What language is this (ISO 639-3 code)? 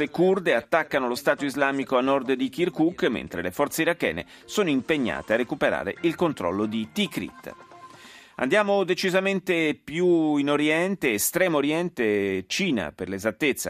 ita